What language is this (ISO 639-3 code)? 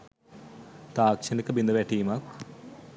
sin